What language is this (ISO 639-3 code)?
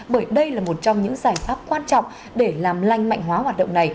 vie